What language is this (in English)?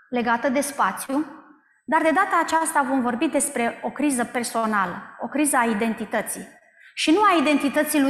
Romanian